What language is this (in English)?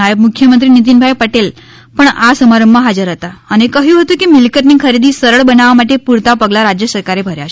Gujarati